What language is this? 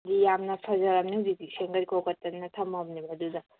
Manipuri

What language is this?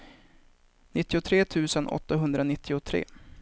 Swedish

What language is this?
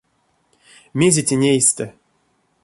Erzya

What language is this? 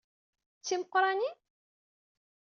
Kabyle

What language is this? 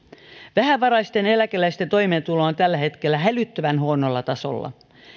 Finnish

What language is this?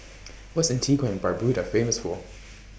English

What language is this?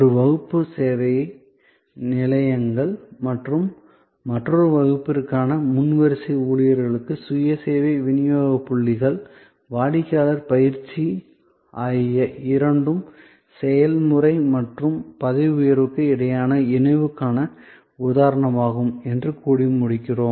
Tamil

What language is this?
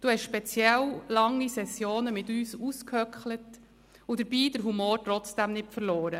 Swiss German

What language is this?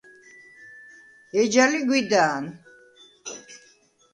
Svan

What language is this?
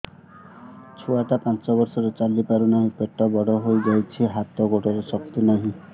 Odia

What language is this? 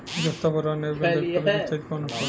Bhojpuri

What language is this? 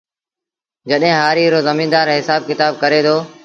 Sindhi Bhil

